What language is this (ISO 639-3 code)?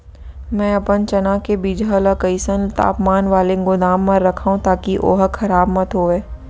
hne